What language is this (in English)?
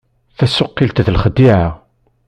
Kabyle